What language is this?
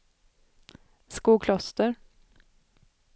Swedish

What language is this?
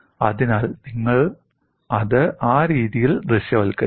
Malayalam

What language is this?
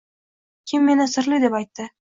Uzbek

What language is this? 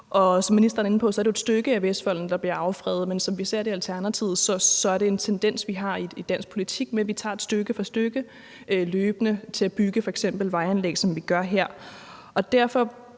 Danish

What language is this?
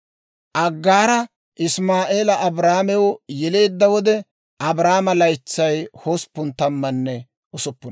Dawro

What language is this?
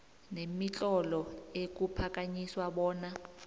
South Ndebele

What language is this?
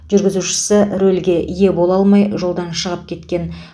Kazakh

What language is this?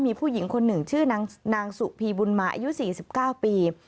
Thai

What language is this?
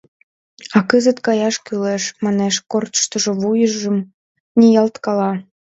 Mari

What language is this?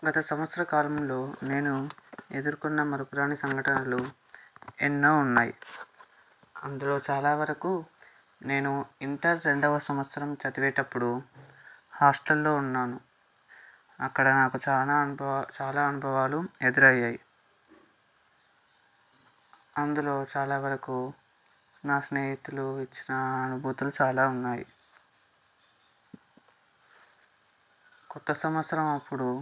Telugu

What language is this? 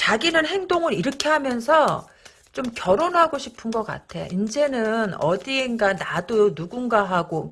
Korean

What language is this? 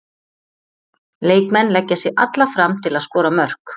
Icelandic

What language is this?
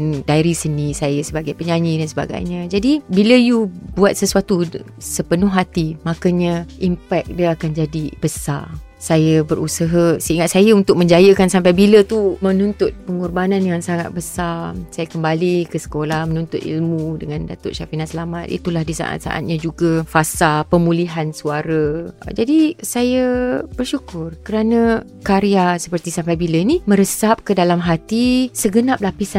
Malay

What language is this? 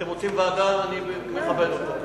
Hebrew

